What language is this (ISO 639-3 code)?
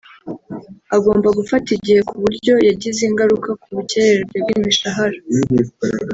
kin